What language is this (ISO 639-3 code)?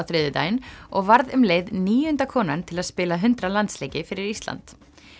isl